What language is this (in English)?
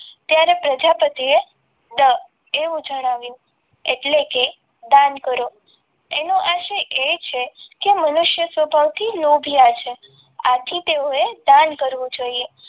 Gujarati